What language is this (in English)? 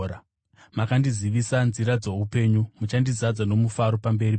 Shona